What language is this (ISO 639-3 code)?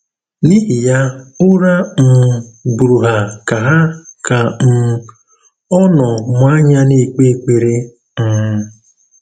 ibo